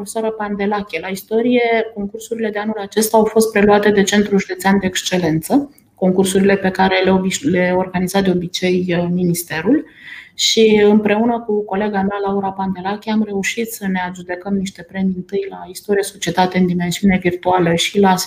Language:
Romanian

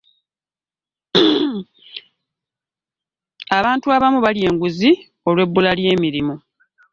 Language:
Ganda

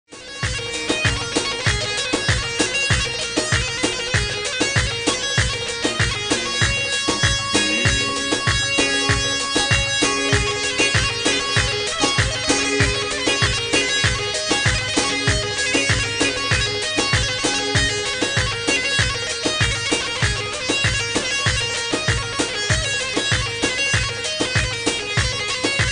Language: Turkish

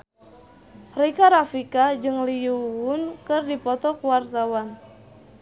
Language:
Sundanese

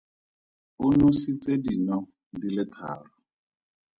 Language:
Tswana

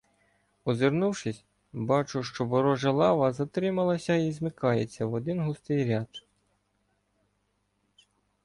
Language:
Ukrainian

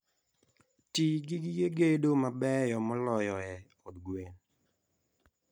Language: Luo (Kenya and Tanzania)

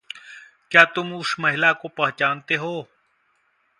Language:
Hindi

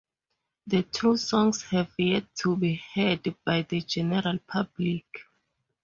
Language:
English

